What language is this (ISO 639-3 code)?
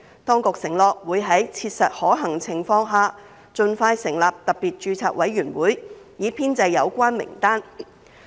yue